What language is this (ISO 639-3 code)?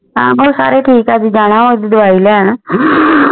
pan